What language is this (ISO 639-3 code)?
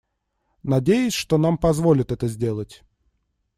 rus